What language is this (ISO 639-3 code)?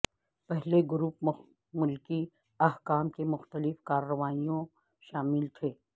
urd